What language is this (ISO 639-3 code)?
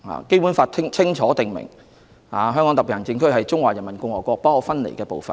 yue